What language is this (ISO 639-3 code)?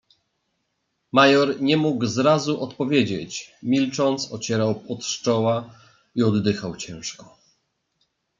pol